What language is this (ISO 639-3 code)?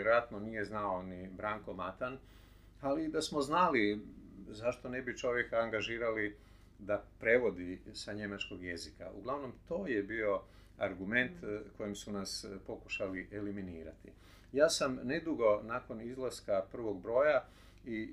hrv